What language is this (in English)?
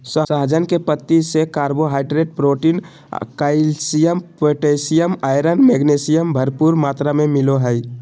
Magahi